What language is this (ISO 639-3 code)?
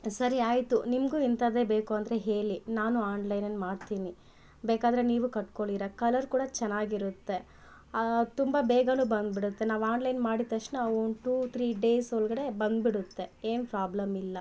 kan